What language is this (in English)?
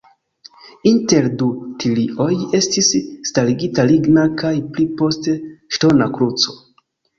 Esperanto